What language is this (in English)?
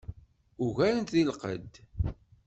Kabyle